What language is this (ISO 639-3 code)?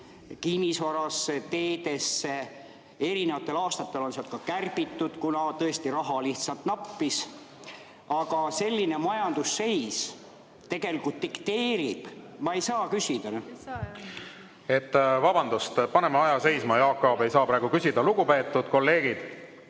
est